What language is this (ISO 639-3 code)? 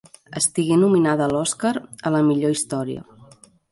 cat